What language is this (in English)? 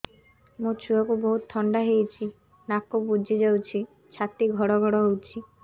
Odia